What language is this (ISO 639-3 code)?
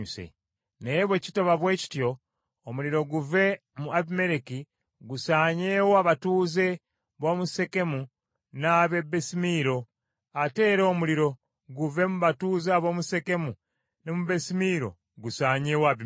lug